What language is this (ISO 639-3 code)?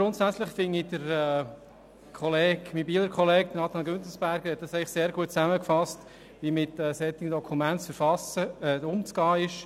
gsw